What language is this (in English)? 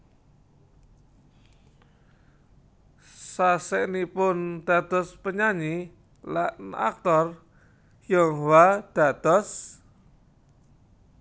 Javanese